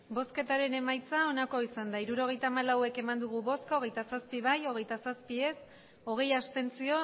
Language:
Basque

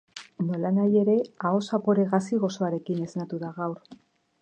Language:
Basque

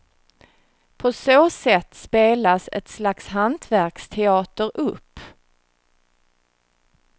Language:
Swedish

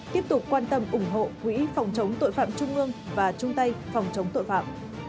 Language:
Vietnamese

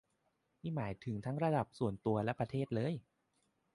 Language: Thai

